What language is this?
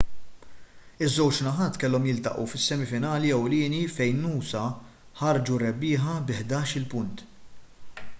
Maltese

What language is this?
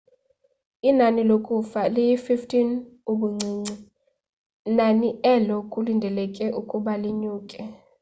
Xhosa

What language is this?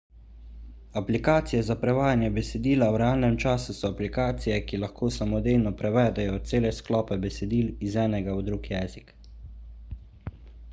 Slovenian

